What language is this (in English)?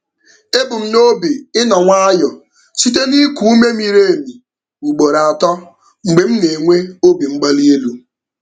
Igbo